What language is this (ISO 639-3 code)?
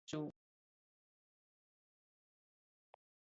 ksf